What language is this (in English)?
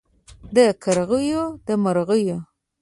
Pashto